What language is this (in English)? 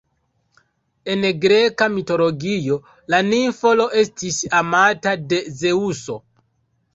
Esperanto